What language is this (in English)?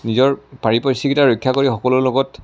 Assamese